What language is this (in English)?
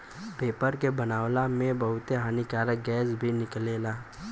Bhojpuri